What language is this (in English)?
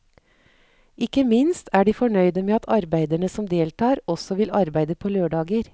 Norwegian